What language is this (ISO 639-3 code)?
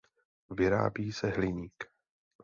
ces